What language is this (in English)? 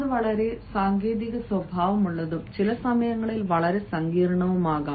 Malayalam